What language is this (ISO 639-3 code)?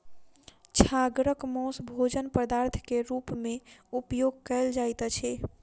mai